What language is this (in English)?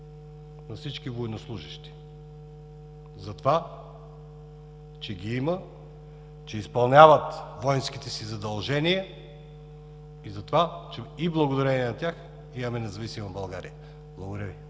Bulgarian